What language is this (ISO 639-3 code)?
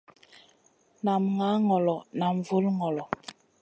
mcn